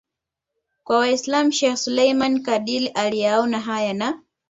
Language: Swahili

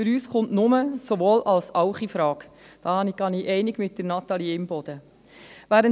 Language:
Swiss German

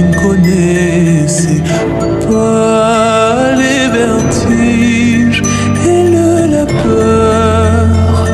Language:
Romanian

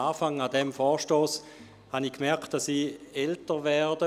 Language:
Swiss German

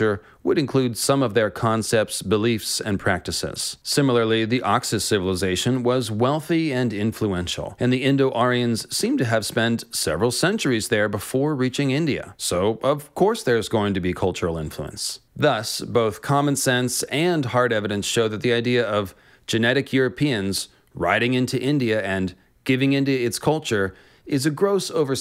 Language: English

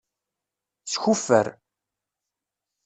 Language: Kabyle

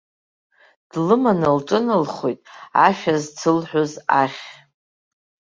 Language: Abkhazian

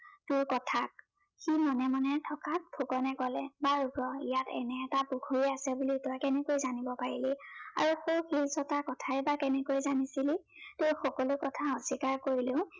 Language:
Assamese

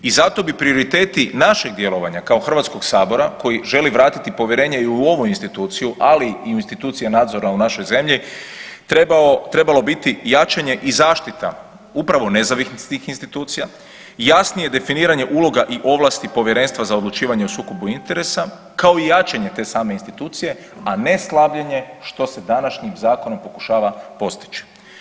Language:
Croatian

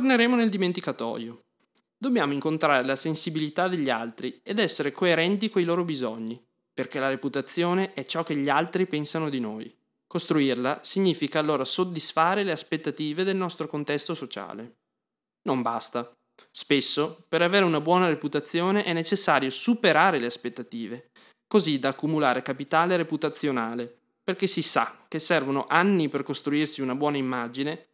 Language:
Italian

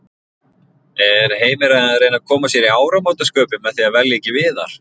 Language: Icelandic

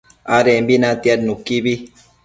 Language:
Matsés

